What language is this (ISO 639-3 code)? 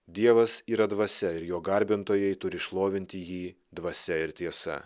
lit